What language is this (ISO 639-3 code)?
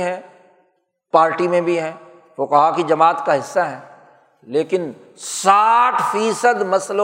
urd